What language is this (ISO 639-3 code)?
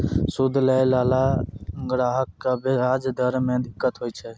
mai